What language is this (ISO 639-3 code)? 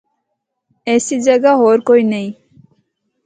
hno